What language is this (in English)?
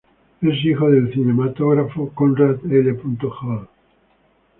Spanish